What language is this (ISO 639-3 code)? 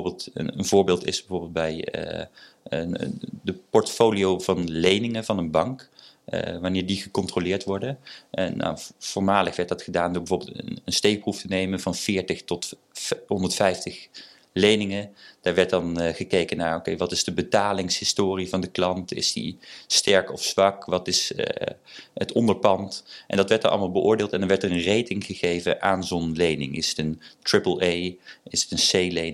nld